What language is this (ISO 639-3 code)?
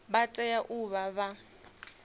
ven